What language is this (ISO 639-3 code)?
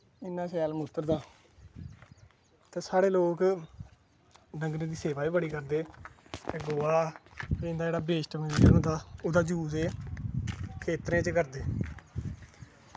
doi